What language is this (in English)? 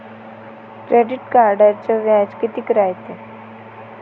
Marathi